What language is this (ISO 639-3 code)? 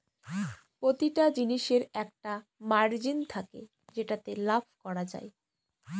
ben